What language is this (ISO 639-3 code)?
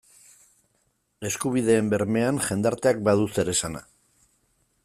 eus